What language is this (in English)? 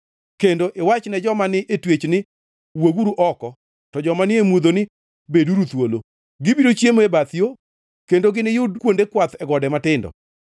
Luo (Kenya and Tanzania)